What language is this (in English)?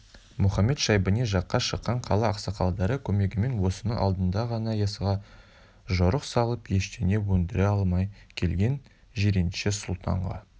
Kazakh